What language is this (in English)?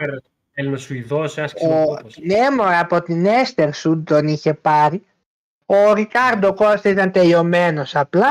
Greek